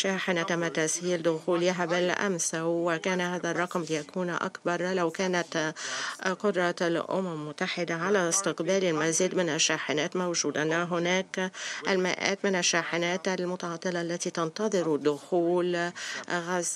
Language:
Arabic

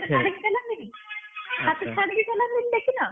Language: Odia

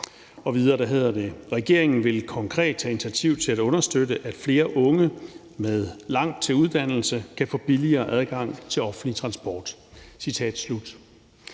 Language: Danish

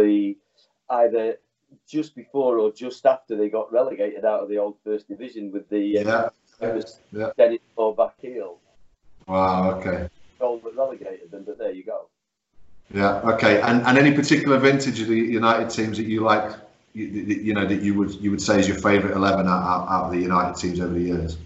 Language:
English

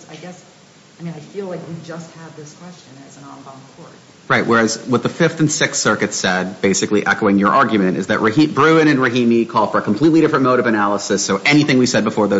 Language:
English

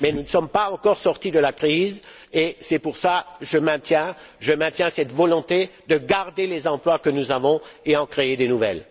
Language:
French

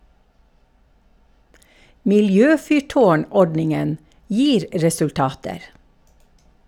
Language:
Norwegian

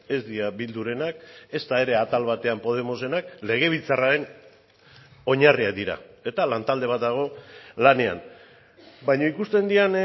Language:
Basque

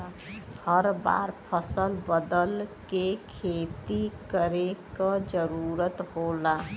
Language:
Bhojpuri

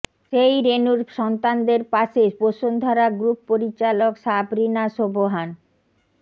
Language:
Bangla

